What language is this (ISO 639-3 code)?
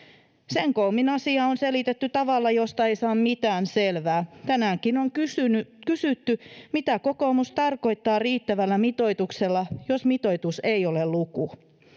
fin